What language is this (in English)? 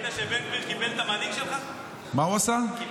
Hebrew